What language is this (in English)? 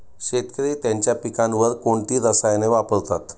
Marathi